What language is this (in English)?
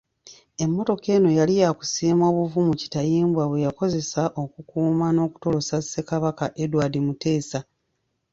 Ganda